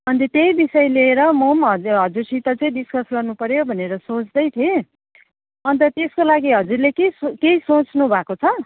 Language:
Nepali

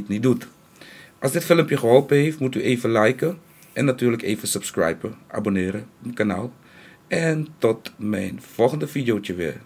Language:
Dutch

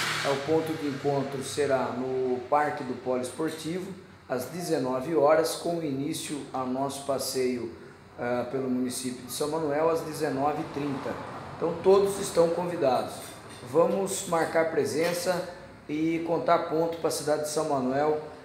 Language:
Portuguese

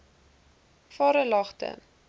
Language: Afrikaans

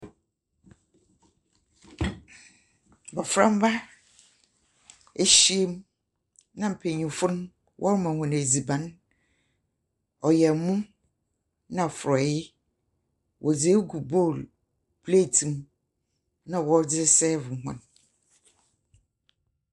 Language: Akan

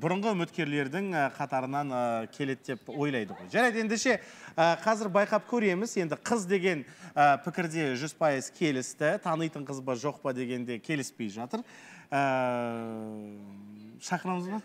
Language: Russian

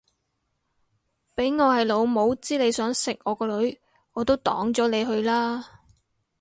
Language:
Cantonese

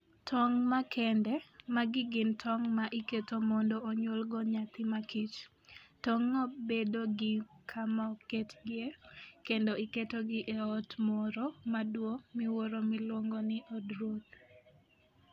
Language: Luo (Kenya and Tanzania)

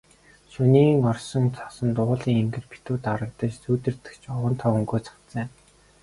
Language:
Mongolian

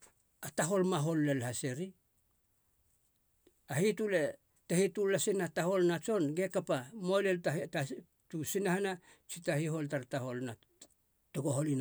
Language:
Halia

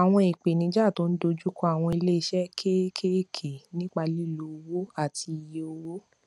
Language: Yoruba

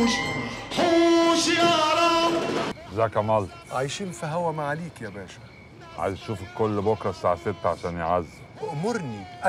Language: Arabic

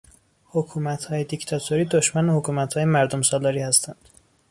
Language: Persian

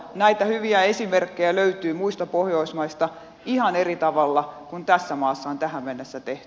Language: Finnish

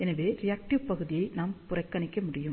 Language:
Tamil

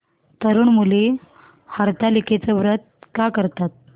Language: Marathi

